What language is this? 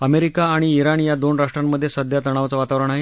Marathi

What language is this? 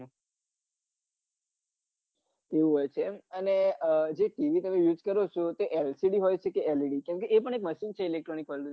Gujarati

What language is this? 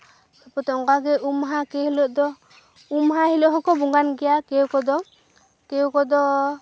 Santali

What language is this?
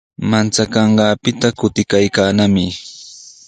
Sihuas Ancash Quechua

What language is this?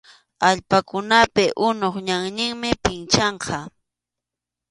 Arequipa-La Unión Quechua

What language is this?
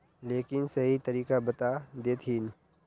Magahi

